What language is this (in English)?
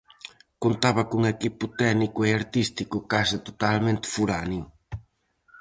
Galician